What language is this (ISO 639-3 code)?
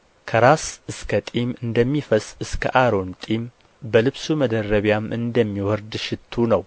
amh